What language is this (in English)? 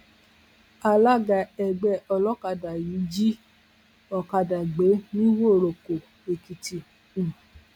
Yoruba